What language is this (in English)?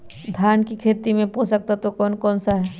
Magahi